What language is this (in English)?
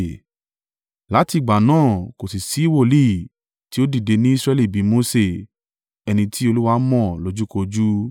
Yoruba